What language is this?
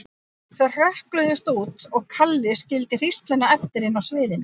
Icelandic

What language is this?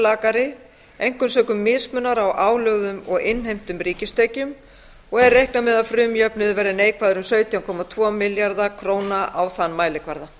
Icelandic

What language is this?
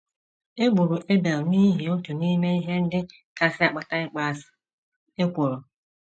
Igbo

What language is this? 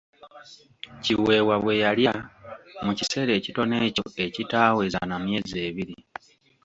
Ganda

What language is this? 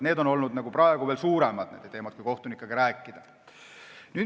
Estonian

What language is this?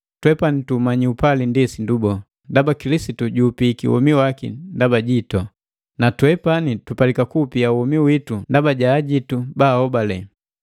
Matengo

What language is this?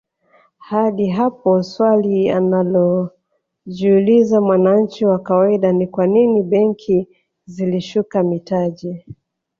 Swahili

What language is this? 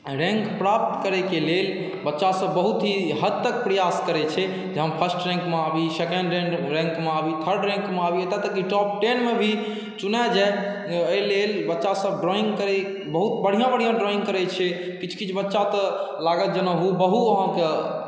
Maithili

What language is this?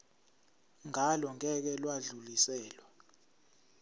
Zulu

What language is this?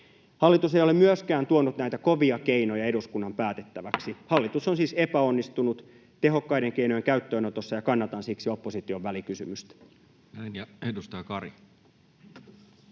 Finnish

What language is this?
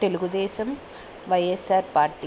Telugu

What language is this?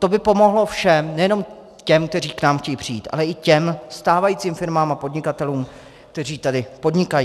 Czech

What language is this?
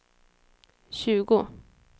Swedish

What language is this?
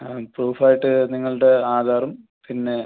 Malayalam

